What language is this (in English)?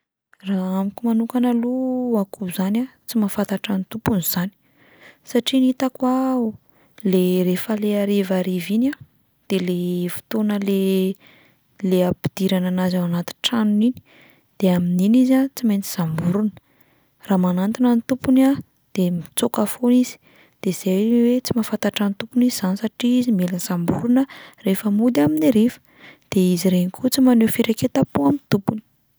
Malagasy